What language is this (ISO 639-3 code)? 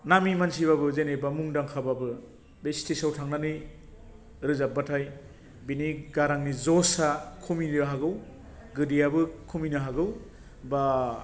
brx